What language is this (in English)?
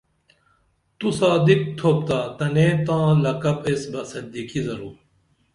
Dameli